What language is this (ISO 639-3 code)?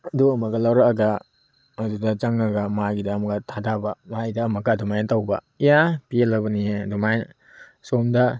mni